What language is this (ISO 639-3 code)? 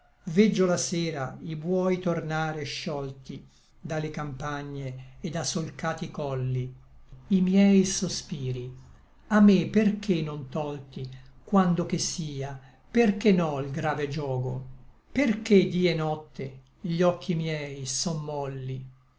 ita